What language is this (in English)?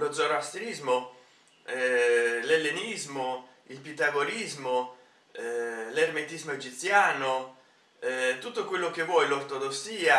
Italian